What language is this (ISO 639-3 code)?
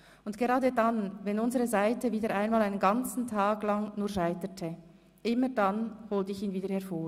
gsw